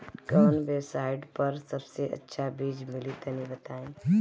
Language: Bhojpuri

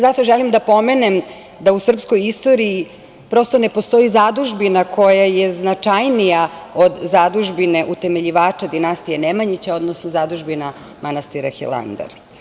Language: Serbian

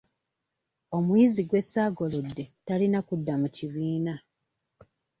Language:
Ganda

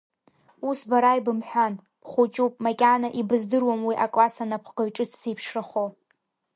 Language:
Abkhazian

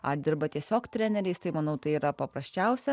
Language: Lithuanian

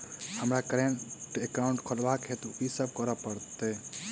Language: Maithili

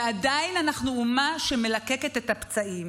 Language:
Hebrew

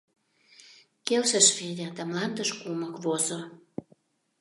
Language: Mari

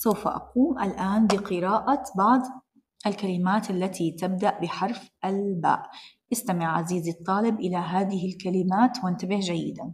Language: Arabic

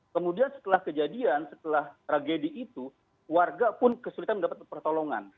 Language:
Indonesian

